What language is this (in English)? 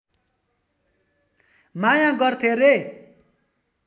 Nepali